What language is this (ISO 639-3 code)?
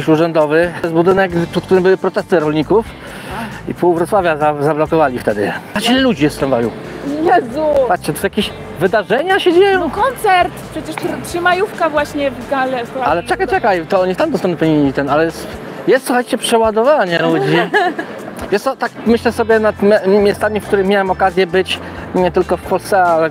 pol